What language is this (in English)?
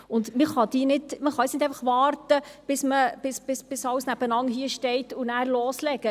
Swiss German